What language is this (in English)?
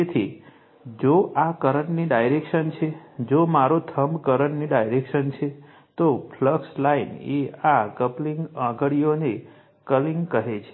Gujarati